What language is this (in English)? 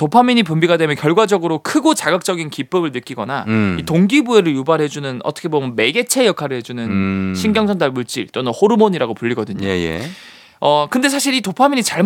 Korean